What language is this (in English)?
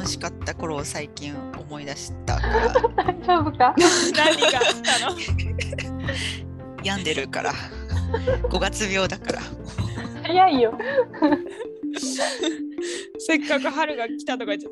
Japanese